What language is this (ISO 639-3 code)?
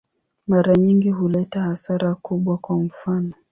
swa